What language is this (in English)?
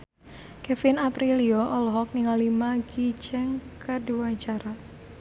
Sundanese